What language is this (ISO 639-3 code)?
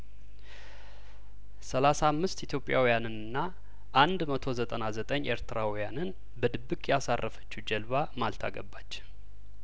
amh